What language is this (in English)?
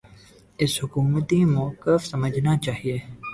Urdu